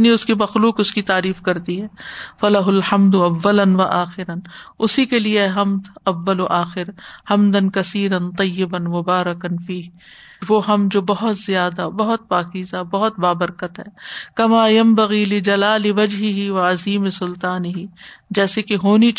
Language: Urdu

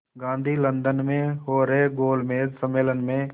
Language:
Hindi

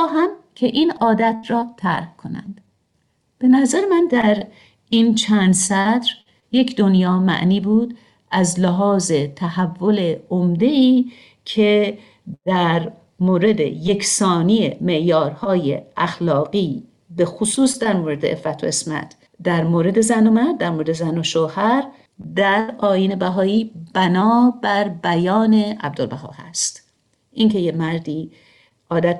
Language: Persian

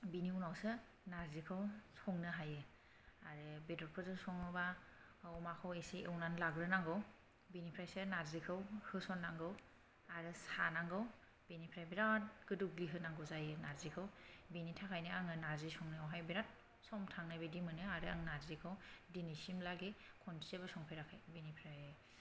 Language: Bodo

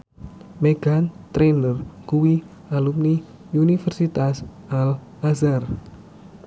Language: Javanese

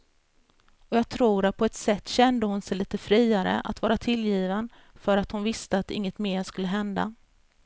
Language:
Swedish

